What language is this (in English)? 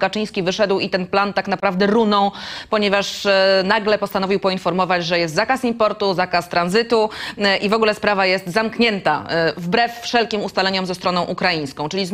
Polish